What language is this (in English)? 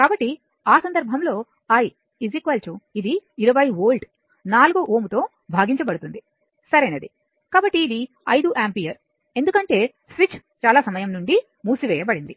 Telugu